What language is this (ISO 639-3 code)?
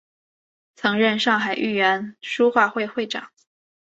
zho